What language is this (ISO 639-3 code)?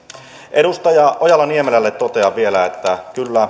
fin